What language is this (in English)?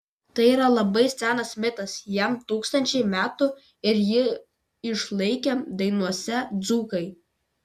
Lithuanian